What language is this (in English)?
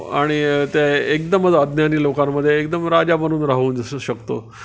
Marathi